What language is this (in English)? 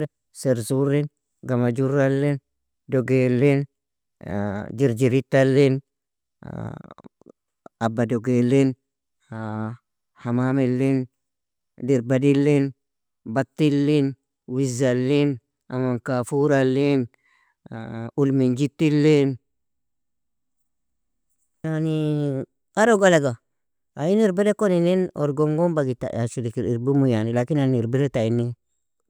Nobiin